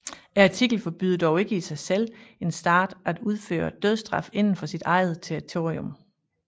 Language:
Danish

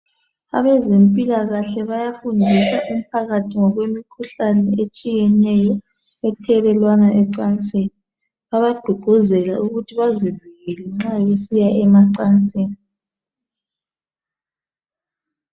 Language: North Ndebele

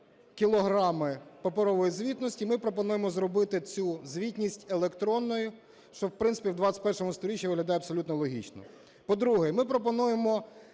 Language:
Ukrainian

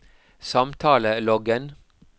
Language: Norwegian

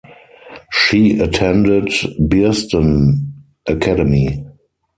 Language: English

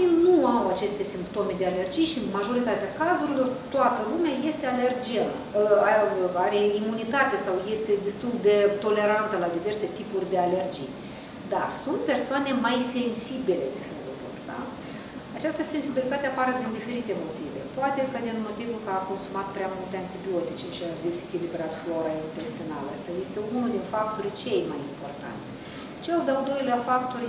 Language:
Romanian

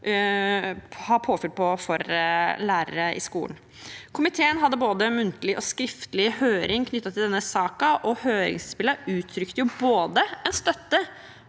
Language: Norwegian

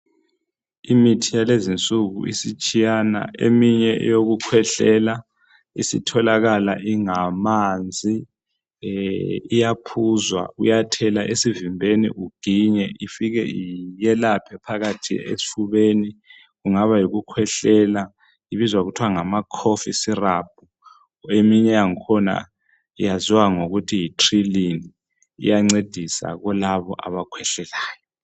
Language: North Ndebele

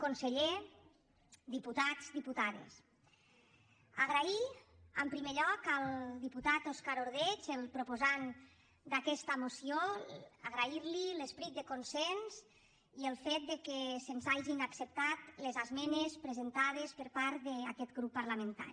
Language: Catalan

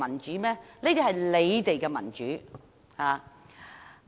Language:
Cantonese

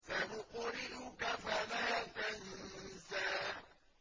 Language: Arabic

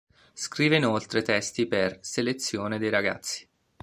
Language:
Italian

